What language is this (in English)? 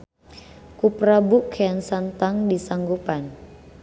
Sundanese